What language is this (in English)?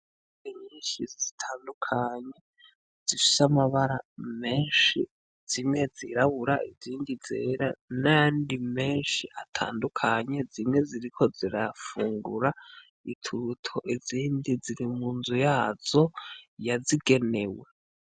Rundi